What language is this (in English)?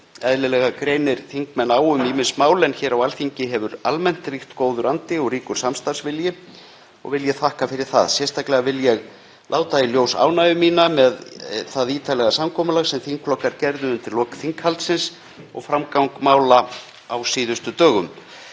Icelandic